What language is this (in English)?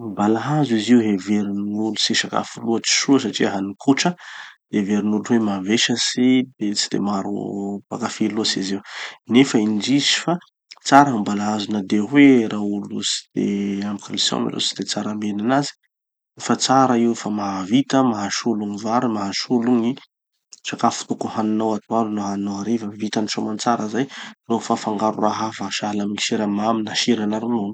Tanosy Malagasy